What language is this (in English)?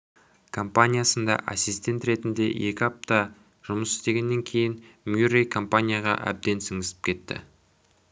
Kazakh